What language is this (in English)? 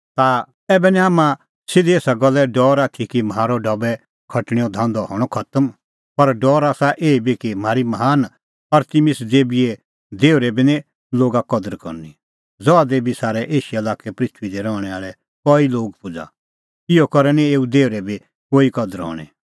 Kullu Pahari